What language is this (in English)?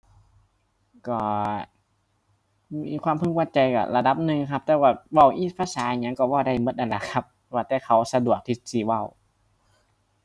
Thai